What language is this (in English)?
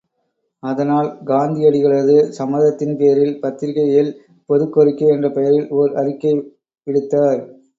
Tamil